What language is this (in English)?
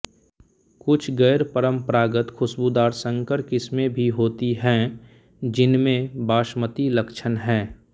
Hindi